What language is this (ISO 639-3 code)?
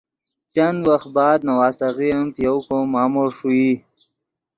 ydg